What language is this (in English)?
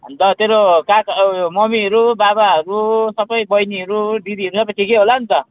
Nepali